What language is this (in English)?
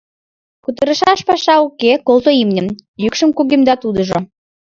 Mari